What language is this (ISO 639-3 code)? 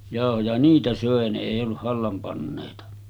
fin